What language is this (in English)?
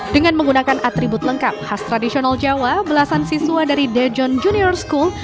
Indonesian